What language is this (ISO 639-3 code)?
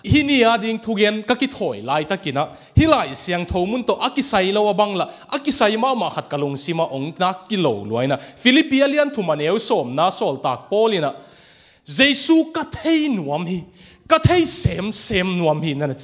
tha